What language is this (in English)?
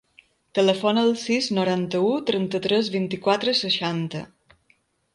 Catalan